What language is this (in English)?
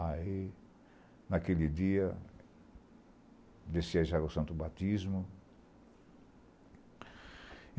Portuguese